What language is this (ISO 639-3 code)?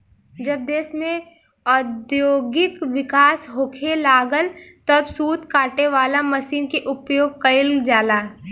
bho